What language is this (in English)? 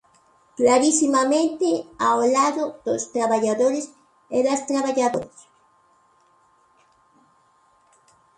Galician